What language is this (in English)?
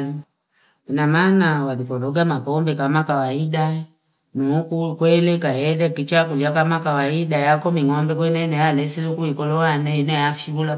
Fipa